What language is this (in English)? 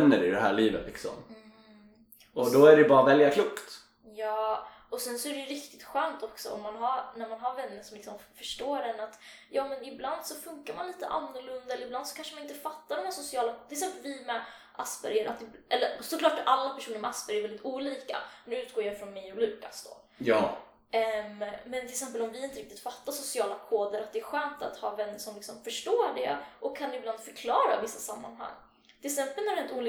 Swedish